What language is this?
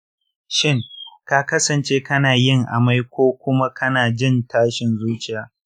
Hausa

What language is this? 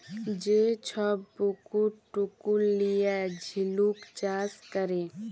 Bangla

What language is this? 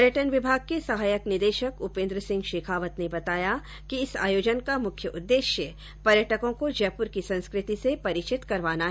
Hindi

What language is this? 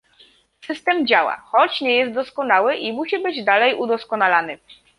Polish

